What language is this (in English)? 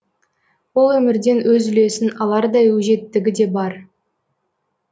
Kazakh